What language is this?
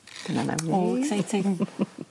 Welsh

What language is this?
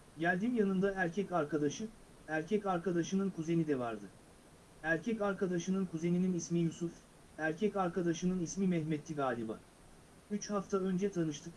Turkish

